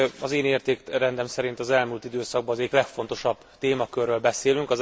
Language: Hungarian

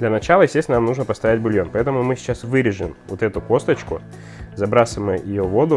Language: Russian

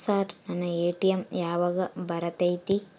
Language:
Kannada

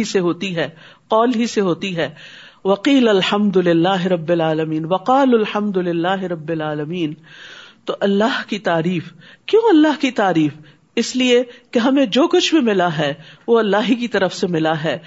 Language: Urdu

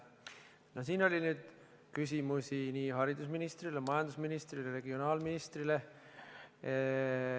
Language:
Estonian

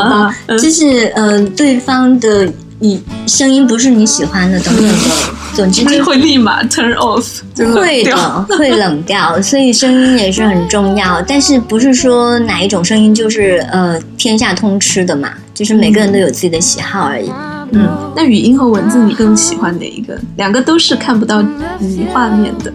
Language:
Chinese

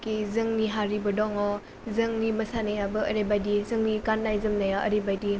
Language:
Bodo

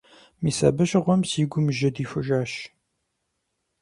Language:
Kabardian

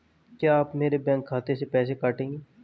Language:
Hindi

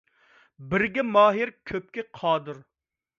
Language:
Uyghur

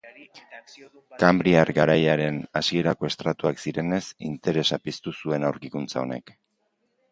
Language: Basque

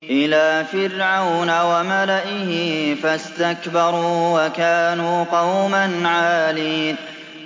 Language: Arabic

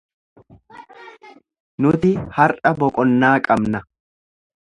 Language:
Oromo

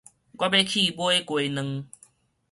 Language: Min Nan Chinese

